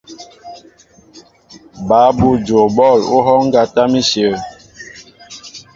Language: Mbo (Cameroon)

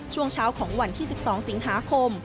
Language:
Thai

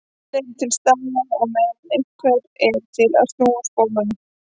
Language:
Icelandic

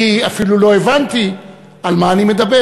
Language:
Hebrew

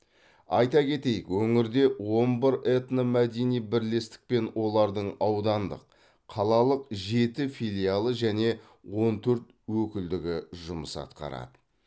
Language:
Kazakh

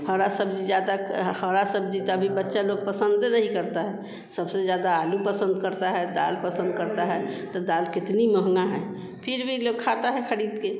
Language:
Hindi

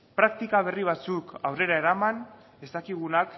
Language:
Basque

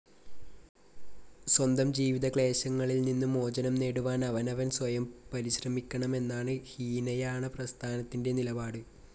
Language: Malayalam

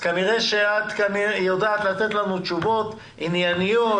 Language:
Hebrew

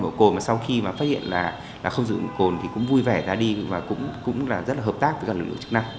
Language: Vietnamese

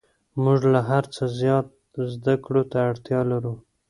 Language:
Pashto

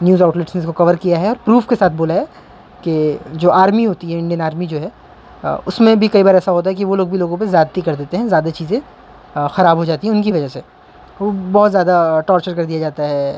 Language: Urdu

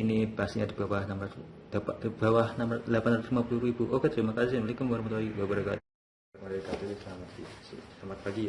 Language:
Indonesian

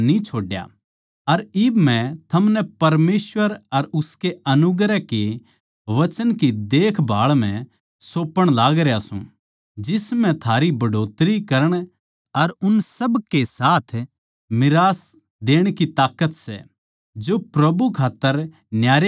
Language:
Haryanvi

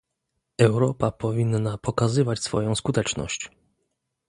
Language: Polish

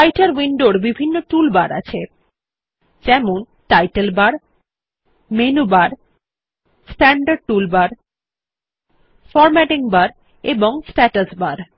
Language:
Bangla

